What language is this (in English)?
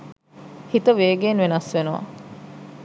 Sinhala